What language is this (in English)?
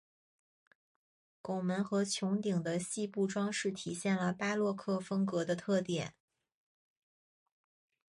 Chinese